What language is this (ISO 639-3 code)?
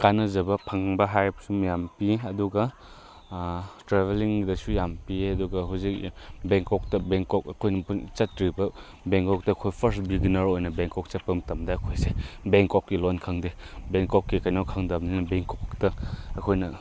mni